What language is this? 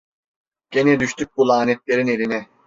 Turkish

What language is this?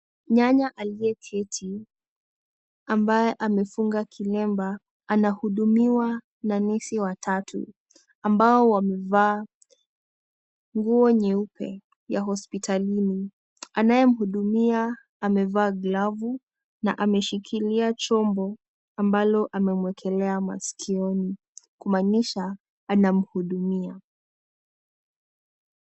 Swahili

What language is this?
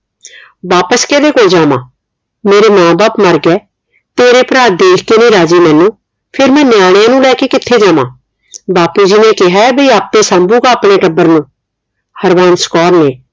Punjabi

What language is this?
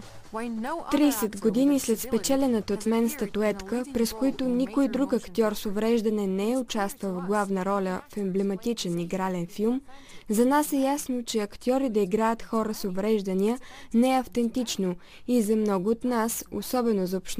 Bulgarian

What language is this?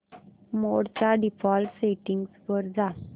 Marathi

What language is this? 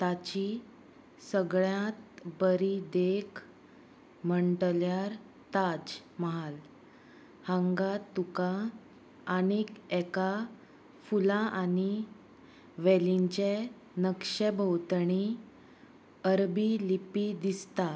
Konkani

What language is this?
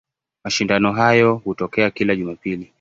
Swahili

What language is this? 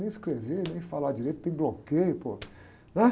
Portuguese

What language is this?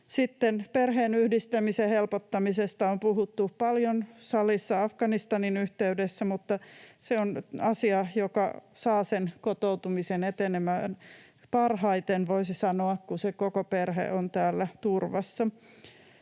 Finnish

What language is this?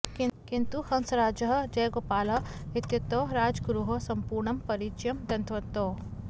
Sanskrit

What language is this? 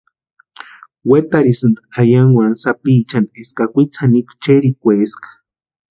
Western Highland Purepecha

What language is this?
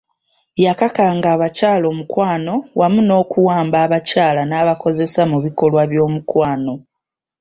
Ganda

